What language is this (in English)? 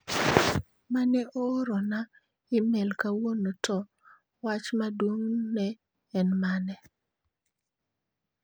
Luo (Kenya and Tanzania)